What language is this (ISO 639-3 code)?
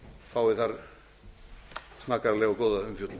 isl